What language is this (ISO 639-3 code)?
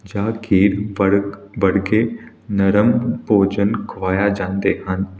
pan